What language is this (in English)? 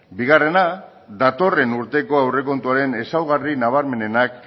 Basque